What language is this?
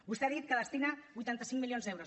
Catalan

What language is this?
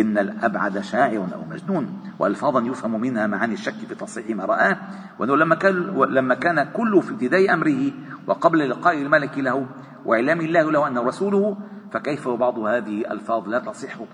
Arabic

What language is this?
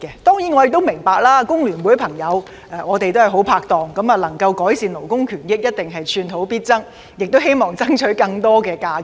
Cantonese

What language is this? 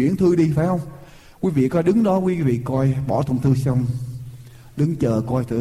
Vietnamese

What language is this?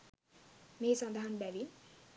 Sinhala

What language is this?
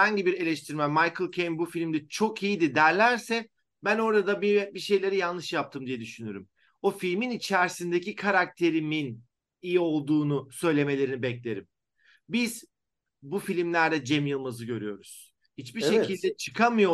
Turkish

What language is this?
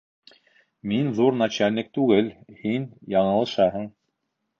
Bashkir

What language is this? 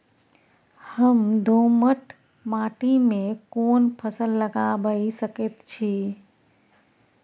Maithili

